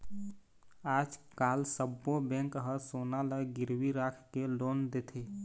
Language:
Chhattisgarhi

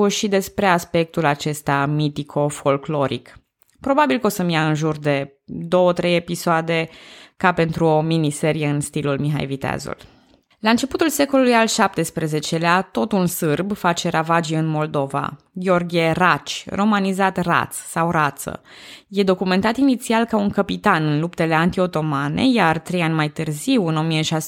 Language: Romanian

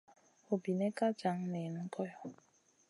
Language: Masana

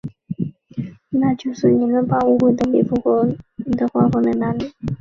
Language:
Chinese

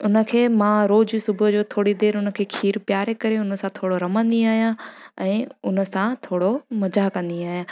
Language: Sindhi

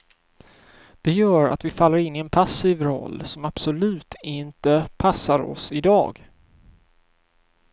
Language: Swedish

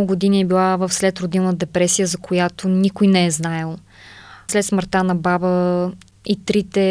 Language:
Bulgarian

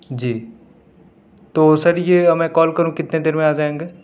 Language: Urdu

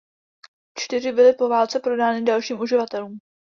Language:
Czech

